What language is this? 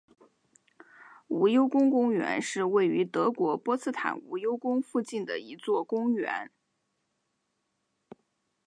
Chinese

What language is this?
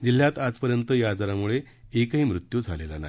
Marathi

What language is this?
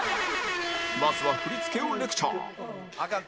Japanese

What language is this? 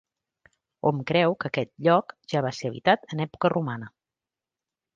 Catalan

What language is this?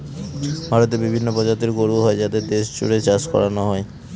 Bangla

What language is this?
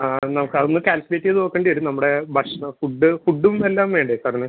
Malayalam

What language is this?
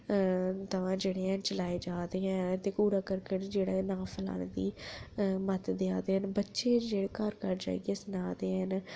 Dogri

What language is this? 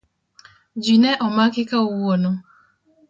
Luo (Kenya and Tanzania)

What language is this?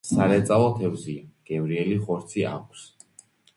Georgian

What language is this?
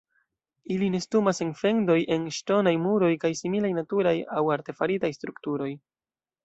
Esperanto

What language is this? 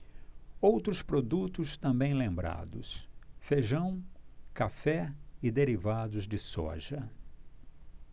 Portuguese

